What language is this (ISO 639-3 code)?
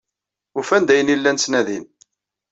kab